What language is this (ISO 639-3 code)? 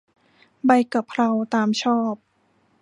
tha